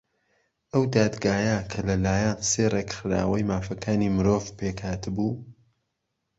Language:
Central Kurdish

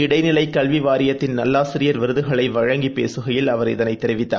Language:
Tamil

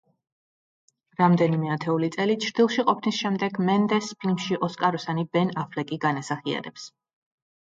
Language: Georgian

